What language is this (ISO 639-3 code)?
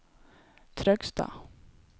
nor